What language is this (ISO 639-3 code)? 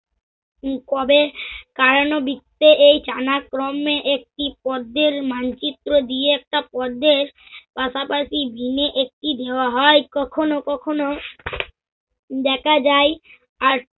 ben